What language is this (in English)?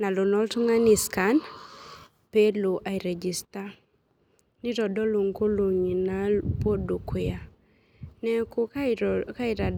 Masai